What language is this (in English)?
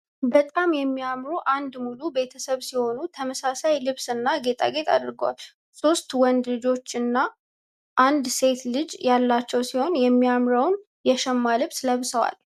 Amharic